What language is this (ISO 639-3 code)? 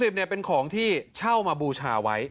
tha